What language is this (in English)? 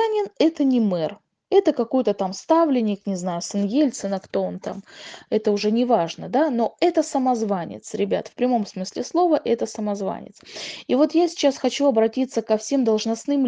Russian